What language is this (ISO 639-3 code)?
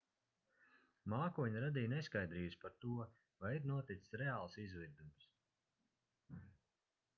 lav